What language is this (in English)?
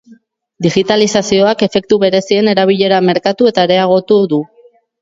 Basque